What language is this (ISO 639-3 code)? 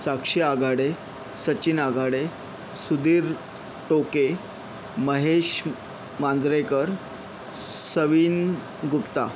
mar